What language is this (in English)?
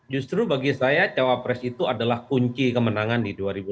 Indonesian